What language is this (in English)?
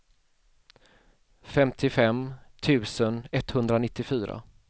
Swedish